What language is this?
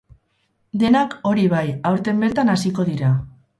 Basque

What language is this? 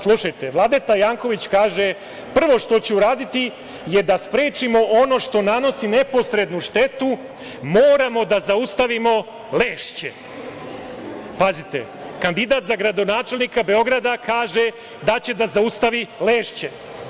Serbian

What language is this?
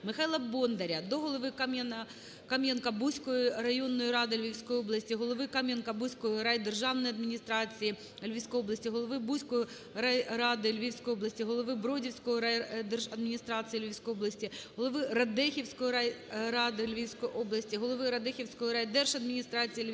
Ukrainian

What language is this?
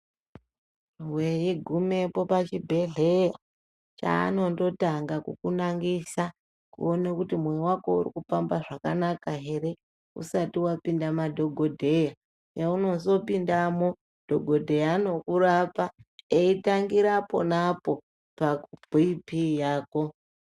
Ndau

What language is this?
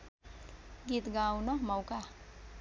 Nepali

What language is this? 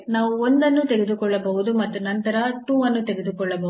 Kannada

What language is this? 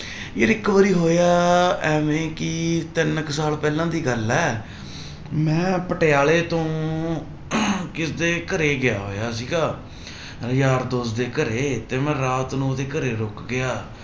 Punjabi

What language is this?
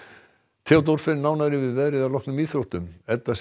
Icelandic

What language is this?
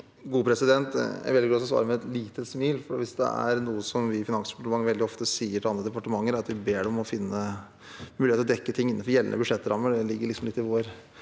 Norwegian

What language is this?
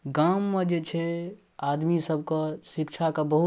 Maithili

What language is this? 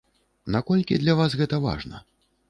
Belarusian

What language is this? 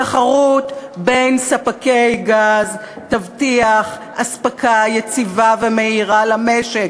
Hebrew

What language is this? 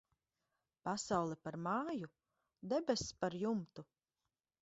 Latvian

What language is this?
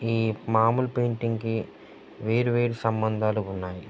Telugu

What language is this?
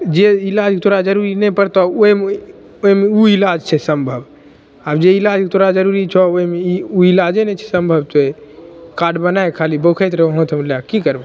Maithili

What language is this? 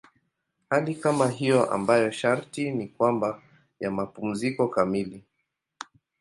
Swahili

